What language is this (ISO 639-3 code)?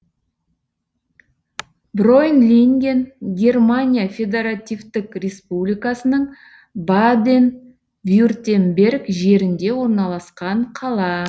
kaz